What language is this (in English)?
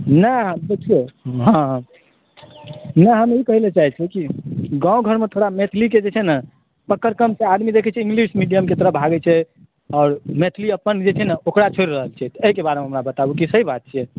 Maithili